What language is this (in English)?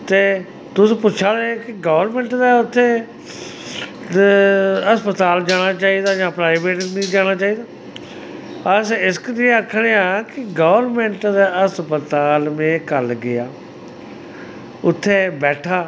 Dogri